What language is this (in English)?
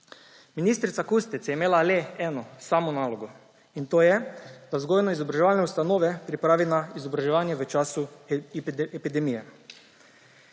Slovenian